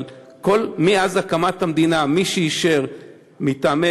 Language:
Hebrew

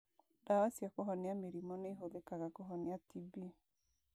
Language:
Kikuyu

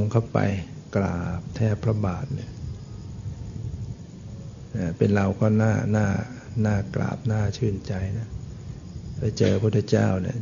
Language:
Thai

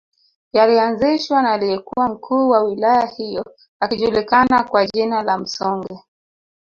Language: Swahili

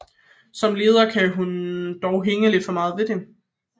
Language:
Danish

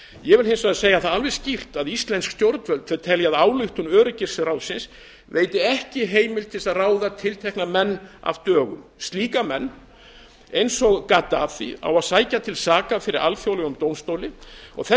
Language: Icelandic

